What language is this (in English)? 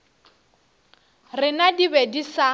Northern Sotho